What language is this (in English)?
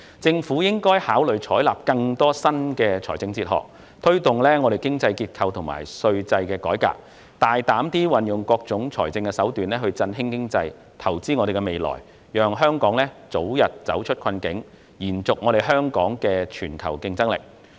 Cantonese